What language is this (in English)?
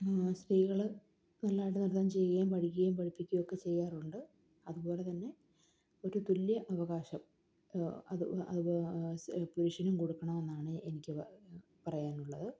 Malayalam